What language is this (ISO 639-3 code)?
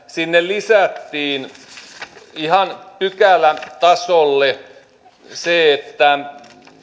fin